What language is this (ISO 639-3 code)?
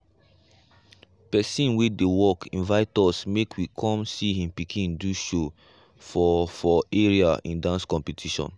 pcm